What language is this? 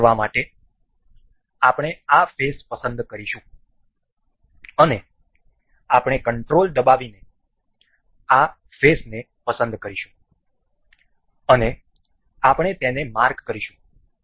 Gujarati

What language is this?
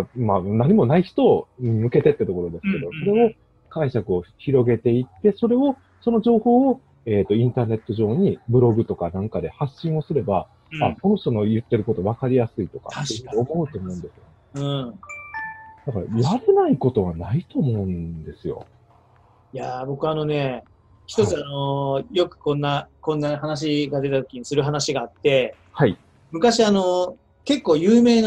Japanese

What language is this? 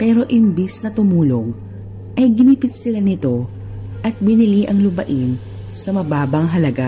Filipino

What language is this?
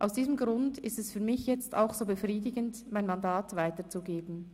Swiss German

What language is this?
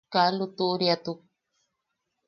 Yaqui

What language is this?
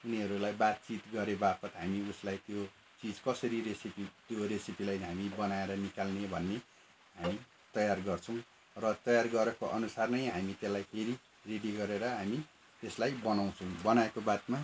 Nepali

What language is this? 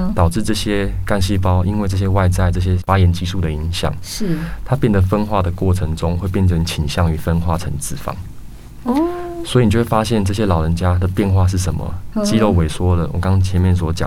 Chinese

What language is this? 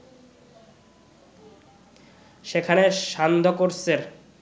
Bangla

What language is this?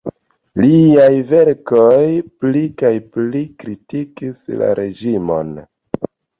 Esperanto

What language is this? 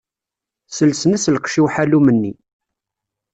Kabyle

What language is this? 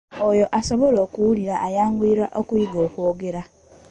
Ganda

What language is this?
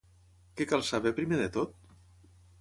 Catalan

